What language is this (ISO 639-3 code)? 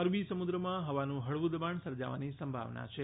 guj